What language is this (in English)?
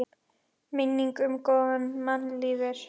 Icelandic